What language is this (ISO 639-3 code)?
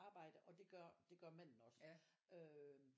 dan